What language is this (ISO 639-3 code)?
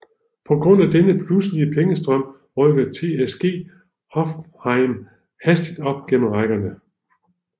dan